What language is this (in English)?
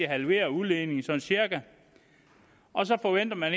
Danish